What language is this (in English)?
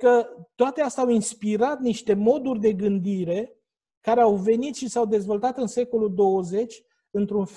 Romanian